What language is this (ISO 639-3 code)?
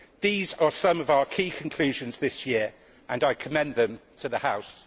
eng